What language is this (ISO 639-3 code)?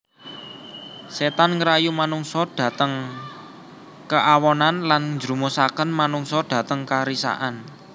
jav